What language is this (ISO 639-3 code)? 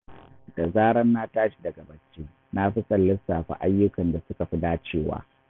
hau